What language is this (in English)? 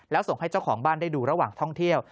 Thai